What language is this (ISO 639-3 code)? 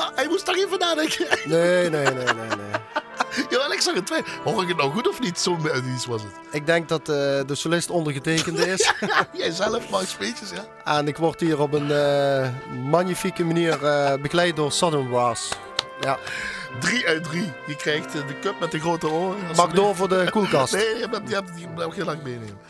nld